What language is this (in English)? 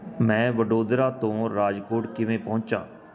Punjabi